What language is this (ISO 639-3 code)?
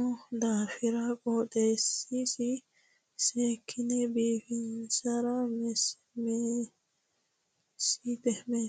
sid